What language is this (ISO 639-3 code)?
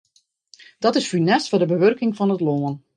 fry